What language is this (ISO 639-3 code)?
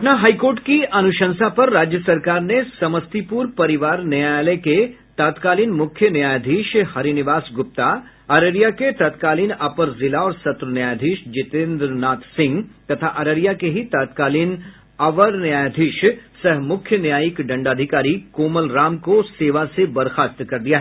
hin